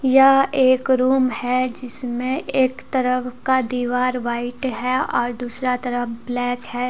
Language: Hindi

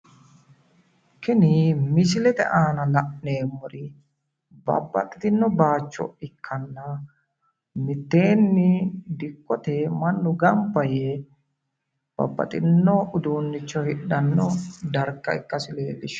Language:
Sidamo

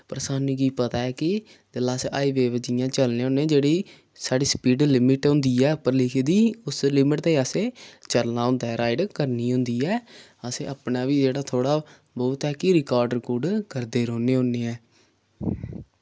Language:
Dogri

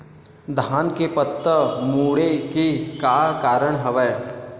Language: Chhattisgarhi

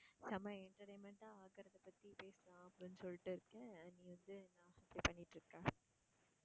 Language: Tamil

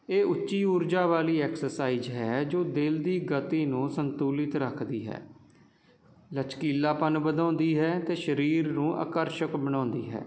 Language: Punjabi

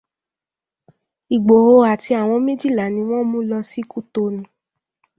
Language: Yoruba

